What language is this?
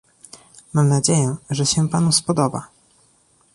Polish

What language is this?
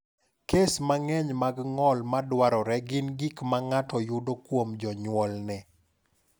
Luo (Kenya and Tanzania)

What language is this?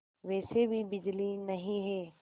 Hindi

